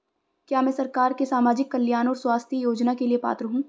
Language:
Hindi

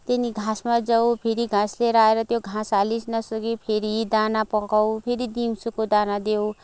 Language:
Nepali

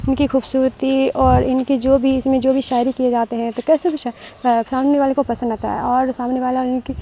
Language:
Urdu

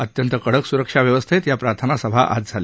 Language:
Marathi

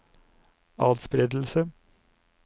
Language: Norwegian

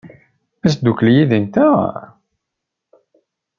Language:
Kabyle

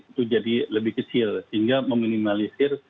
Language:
Indonesian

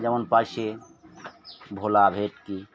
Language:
Bangla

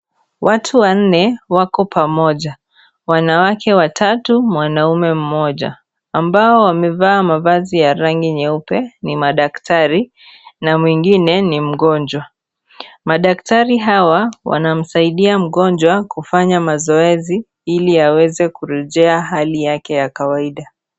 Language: Swahili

